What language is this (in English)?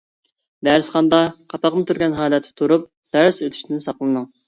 Uyghur